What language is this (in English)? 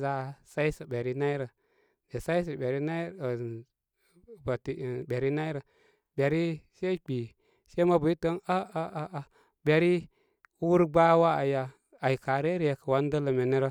Koma